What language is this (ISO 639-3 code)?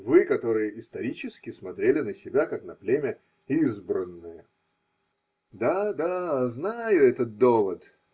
rus